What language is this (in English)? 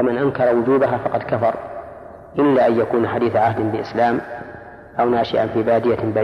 Arabic